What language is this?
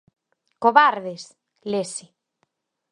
Galician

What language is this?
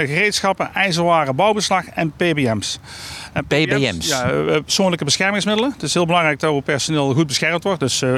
Dutch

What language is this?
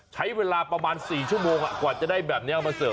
Thai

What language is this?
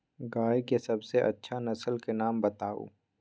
Magahi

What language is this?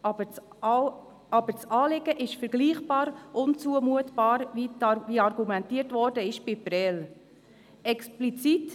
Swiss German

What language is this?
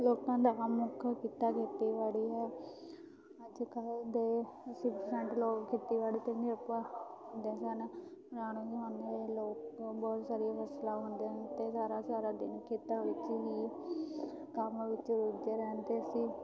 Punjabi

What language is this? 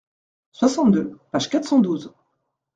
French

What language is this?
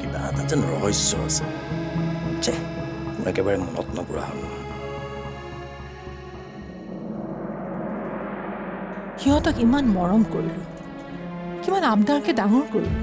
English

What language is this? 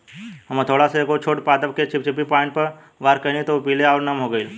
Bhojpuri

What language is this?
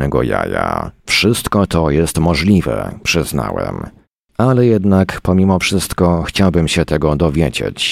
Polish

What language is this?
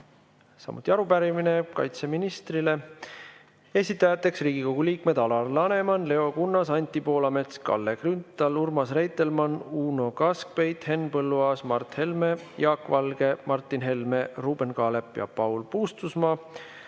Estonian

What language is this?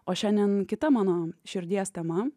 Lithuanian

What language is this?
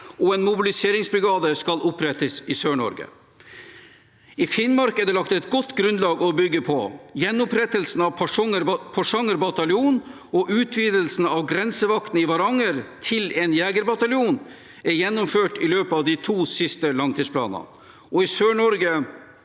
Norwegian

